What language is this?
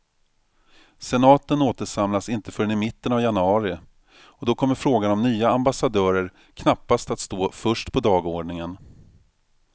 Swedish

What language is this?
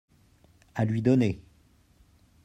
French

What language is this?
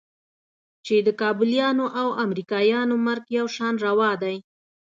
Pashto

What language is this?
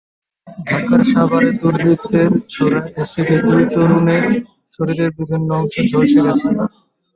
Bangla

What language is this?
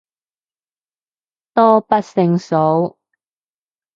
Cantonese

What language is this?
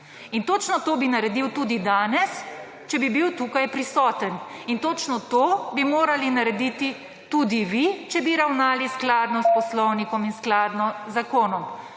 Slovenian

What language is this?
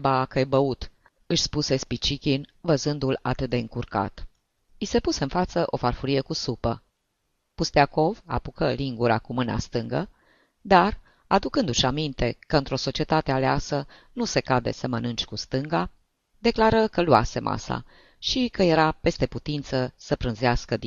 Romanian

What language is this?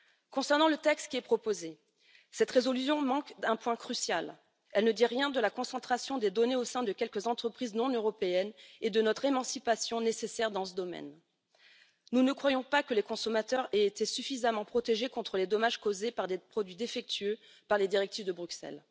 French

